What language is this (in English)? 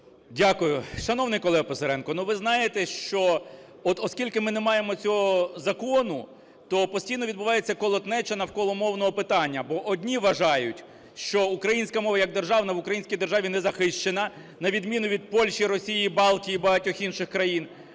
Ukrainian